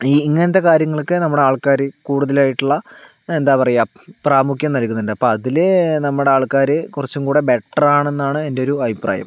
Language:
Malayalam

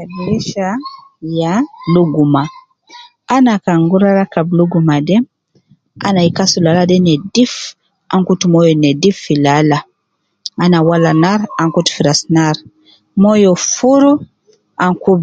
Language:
Nubi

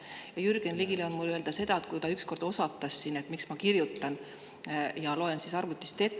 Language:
Estonian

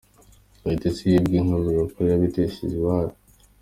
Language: Kinyarwanda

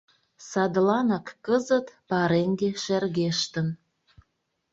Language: Mari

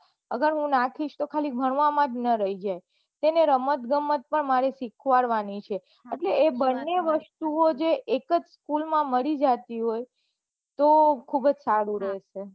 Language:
Gujarati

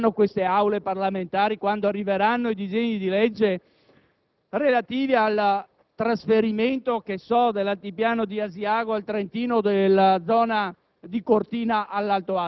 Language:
Italian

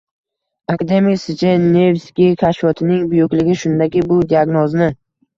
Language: Uzbek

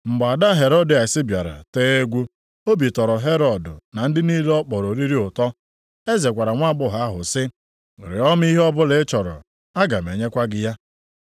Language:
Igbo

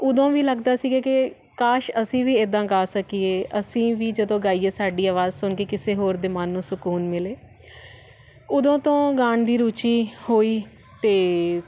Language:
Punjabi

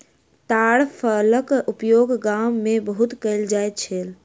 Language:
Maithili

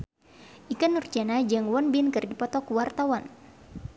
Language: Sundanese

